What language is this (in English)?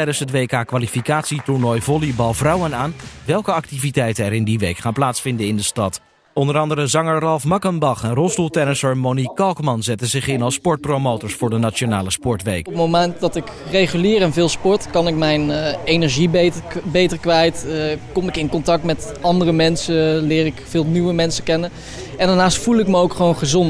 Dutch